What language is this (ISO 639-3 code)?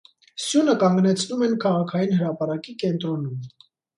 hye